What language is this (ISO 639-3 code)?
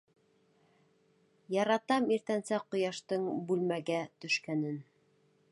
bak